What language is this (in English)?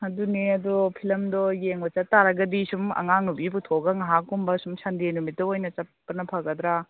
Manipuri